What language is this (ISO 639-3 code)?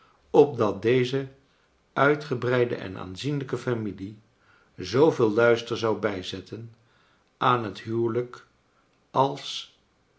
nld